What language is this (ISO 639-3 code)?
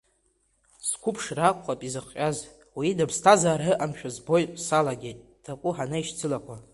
abk